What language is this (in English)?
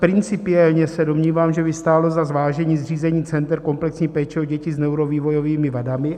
Czech